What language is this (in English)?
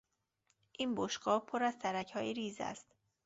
Persian